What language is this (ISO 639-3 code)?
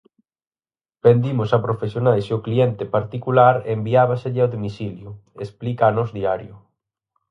glg